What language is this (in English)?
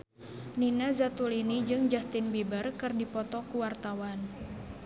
Sundanese